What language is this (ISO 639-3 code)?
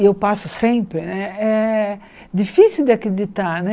por